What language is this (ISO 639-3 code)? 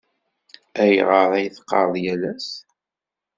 kab